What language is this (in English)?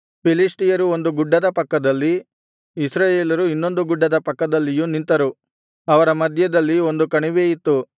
Kannada